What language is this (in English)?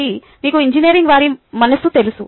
Telugu